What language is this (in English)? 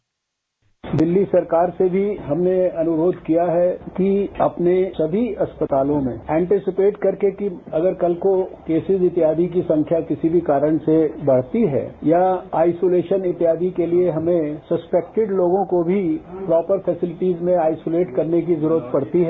Hindi